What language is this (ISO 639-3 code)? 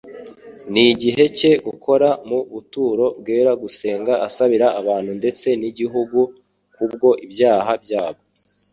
kin